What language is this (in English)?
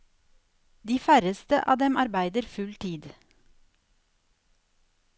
Norwegian